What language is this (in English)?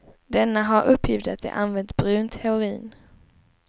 Swedish